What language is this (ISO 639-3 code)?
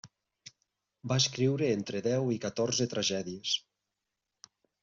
cat